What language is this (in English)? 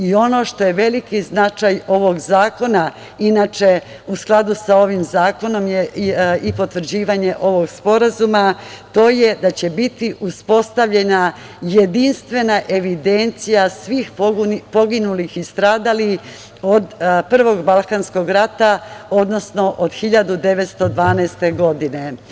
Serbian